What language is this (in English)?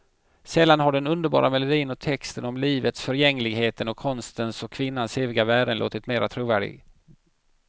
Swedish